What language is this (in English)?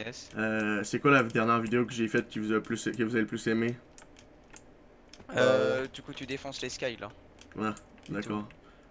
French